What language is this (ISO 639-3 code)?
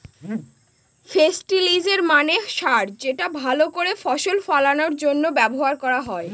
ben